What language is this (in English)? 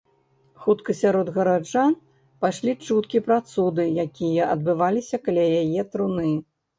Belarusian